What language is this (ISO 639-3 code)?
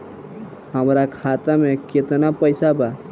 bho